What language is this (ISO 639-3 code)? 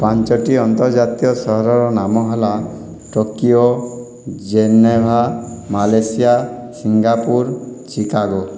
ori